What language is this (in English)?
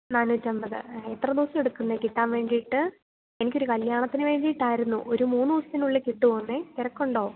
Malayalam